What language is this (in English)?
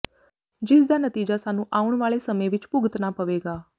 Punjabi